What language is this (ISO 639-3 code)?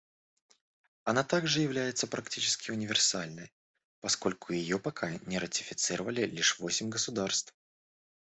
rus